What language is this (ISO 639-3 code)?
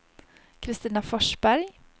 swe